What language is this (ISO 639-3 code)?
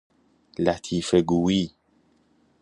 fas